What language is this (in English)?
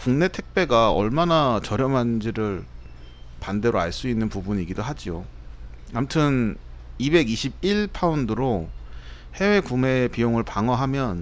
Korean